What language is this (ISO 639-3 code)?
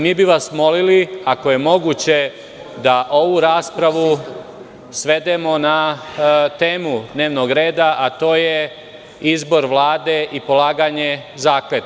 srp